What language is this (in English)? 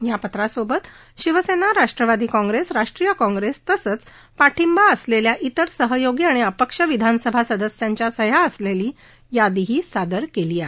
Marathi